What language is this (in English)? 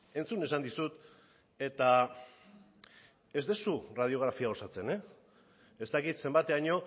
Basque